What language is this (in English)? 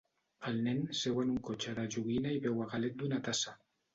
Catalan